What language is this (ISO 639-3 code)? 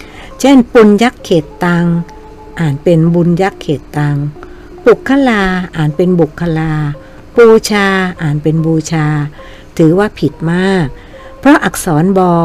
tha